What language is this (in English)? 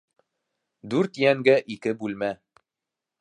Bashkir